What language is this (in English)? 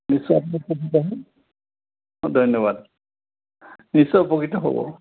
Assamese